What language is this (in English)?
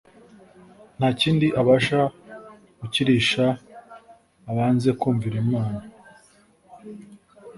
Kinyarwanda